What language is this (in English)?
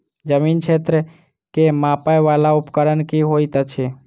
Maithili